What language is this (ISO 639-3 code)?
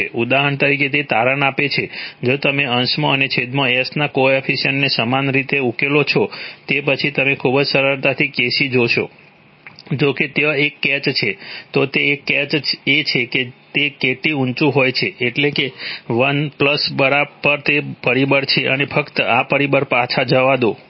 guj